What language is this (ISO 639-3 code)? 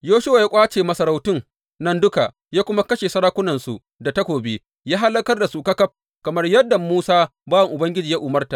hau